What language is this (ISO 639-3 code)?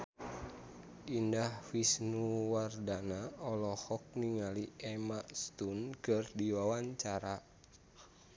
sun